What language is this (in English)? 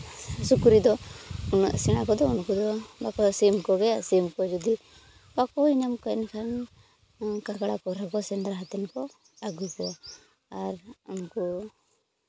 Santali